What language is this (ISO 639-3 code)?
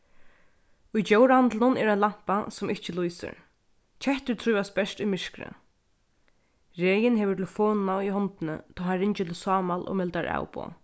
fao